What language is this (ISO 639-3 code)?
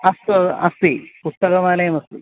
san